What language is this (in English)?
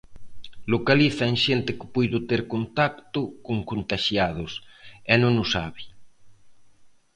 Galician